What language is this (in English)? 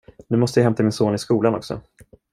Swedish